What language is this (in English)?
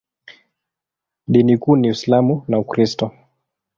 Swahili